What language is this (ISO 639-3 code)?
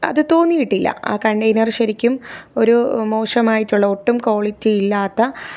mal